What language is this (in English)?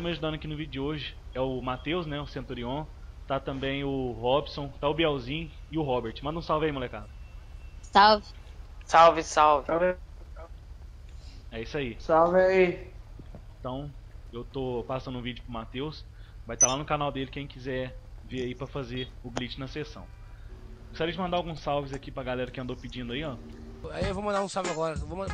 Portuguese